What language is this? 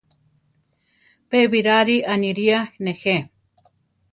Central Tarahumara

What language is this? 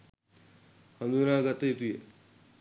Sinhala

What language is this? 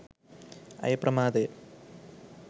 Sinhala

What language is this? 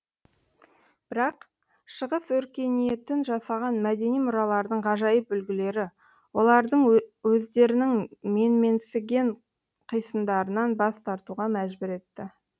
Kazakh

